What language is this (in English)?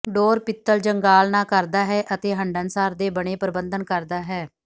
Punjabi